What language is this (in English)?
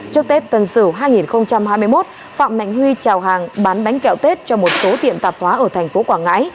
Vietnamese